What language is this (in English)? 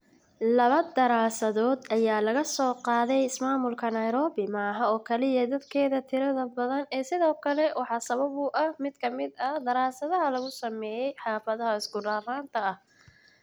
Somali